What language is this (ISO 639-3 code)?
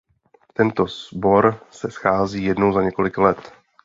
ces